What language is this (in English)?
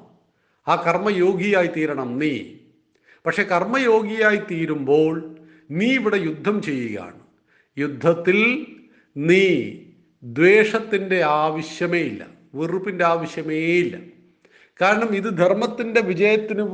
Malayalam